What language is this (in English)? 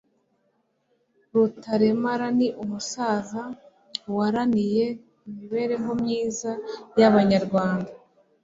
Kinyarwanda